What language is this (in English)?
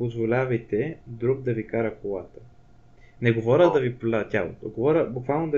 Bulgarian